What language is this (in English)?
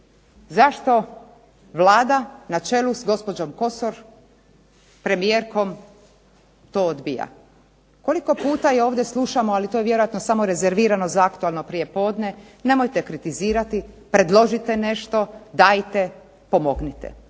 Croatian